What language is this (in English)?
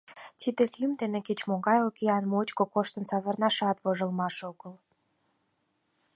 Mari